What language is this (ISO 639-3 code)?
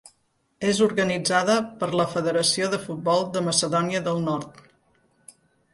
cat